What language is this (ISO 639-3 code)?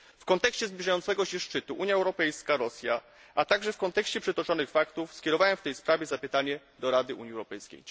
pol